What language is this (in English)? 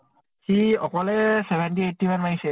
Assamese